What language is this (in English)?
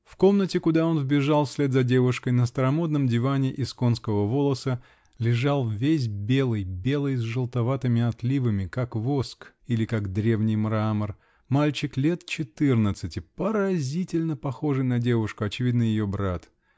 Russian